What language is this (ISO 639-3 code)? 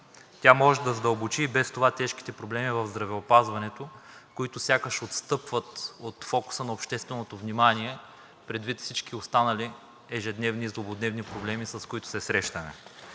bul